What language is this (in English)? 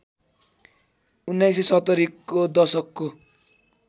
Nepali